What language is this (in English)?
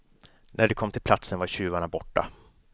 Swedish